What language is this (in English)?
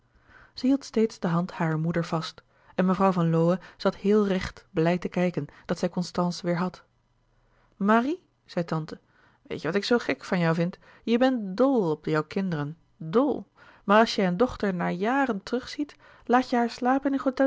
Dutch